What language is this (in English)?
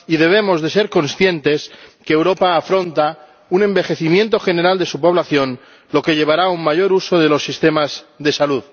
Spanish